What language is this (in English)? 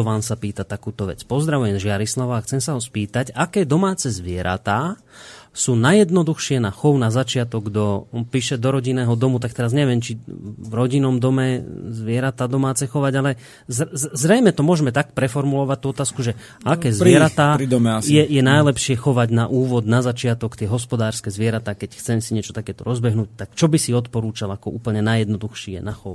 Slovak